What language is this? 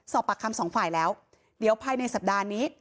Thai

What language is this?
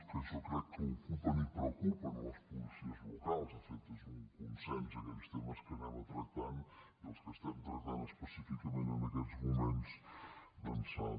Catalan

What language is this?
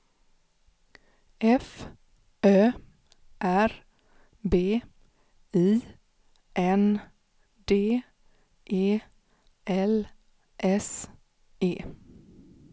Swedish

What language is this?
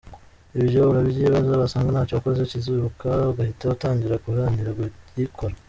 Kinyarwanda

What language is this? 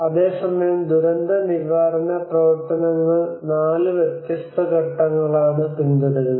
Malayalam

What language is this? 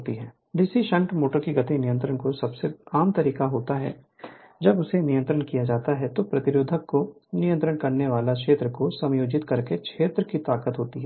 Hindi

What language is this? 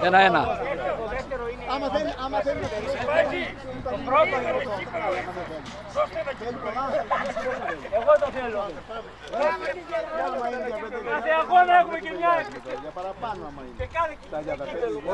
Greek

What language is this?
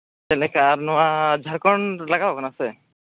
Santali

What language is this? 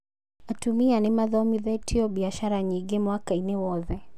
Kikuyu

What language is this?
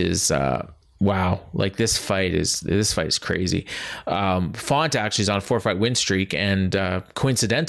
English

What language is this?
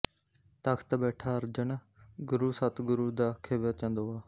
Punjabi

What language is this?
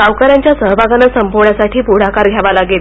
Marathi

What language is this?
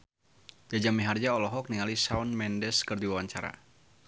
Sundanese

